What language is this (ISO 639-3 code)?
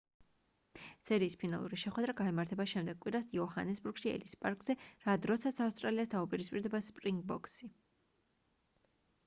kat